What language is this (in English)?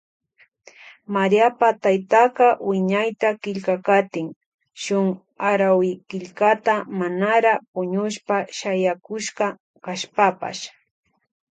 Loja Highland Quichua